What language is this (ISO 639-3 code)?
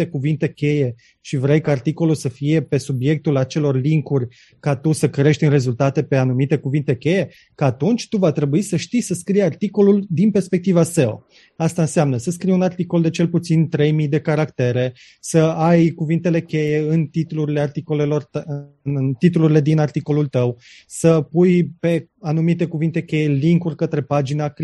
ron